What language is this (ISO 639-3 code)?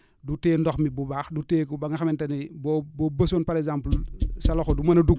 wol